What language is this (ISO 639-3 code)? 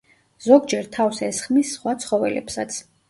kat